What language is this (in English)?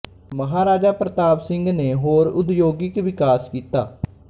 Punjabi